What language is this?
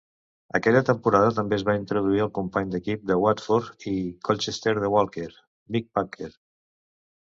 Catalan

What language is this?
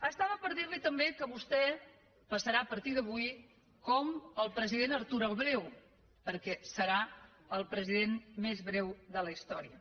Catalan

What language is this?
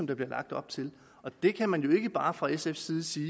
Danish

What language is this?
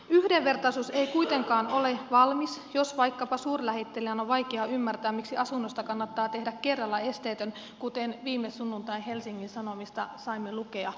Finnish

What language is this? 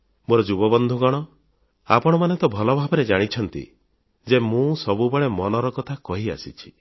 Odia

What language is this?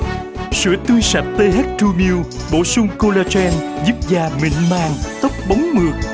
Vietnamese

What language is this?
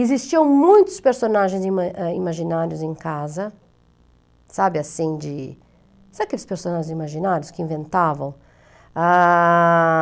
Portuguese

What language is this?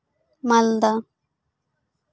Santali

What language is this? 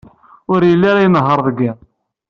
Kabyle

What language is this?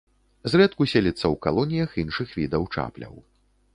Belarusian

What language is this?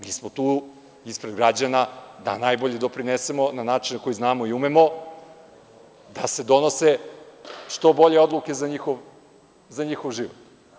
Serbian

